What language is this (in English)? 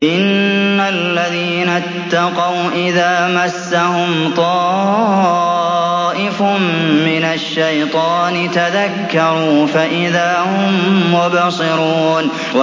Arabic